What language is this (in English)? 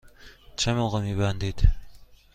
Persian